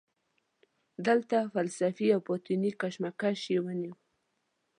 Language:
Pashto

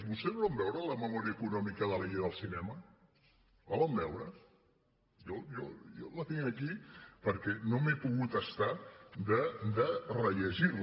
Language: Catalan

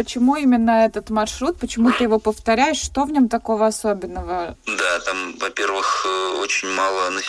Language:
Russian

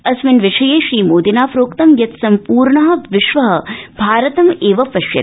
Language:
Sanskrit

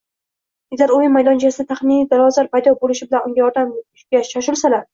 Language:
Uzbek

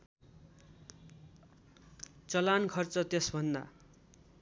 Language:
Nepali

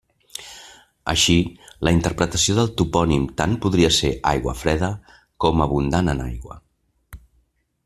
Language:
Catalan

